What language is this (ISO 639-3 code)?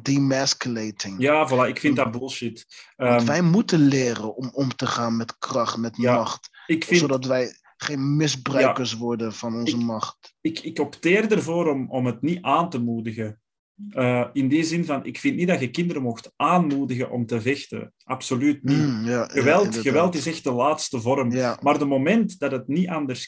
nld